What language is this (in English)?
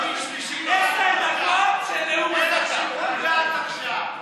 Hebrew